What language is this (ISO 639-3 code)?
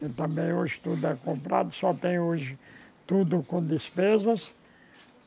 por